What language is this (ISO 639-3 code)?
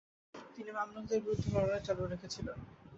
ben